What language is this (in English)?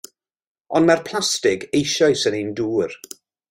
Welsh